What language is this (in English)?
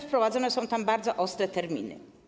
Polish